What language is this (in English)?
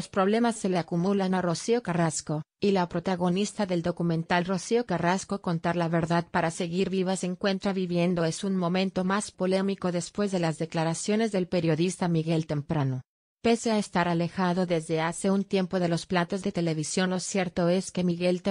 Spanish